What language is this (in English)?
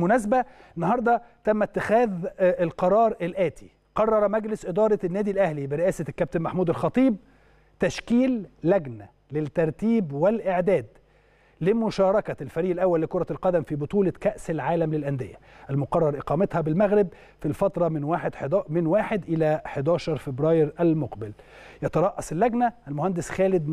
Arabic